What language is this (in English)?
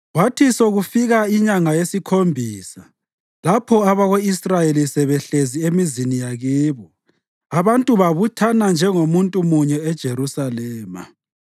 North Ndebele